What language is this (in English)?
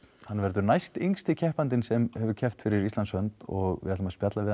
Icelandic